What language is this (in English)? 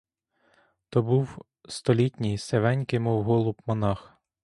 Ukrainian